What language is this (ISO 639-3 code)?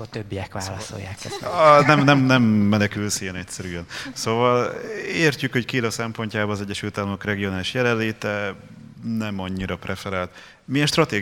hun